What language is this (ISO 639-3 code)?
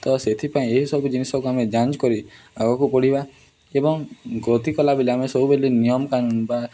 ori